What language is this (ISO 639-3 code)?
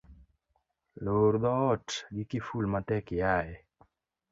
luo